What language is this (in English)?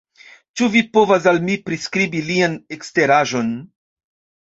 Esperanto